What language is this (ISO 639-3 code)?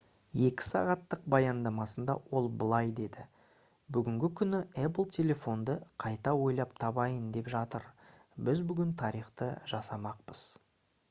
kaz